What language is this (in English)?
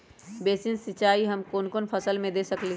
Magahi